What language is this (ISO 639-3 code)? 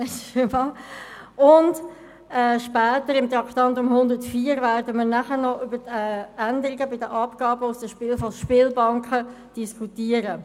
gsw